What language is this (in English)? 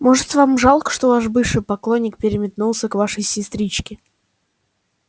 Russian